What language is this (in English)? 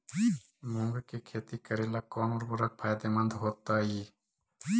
Magahi